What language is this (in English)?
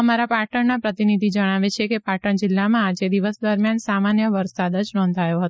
Gujarati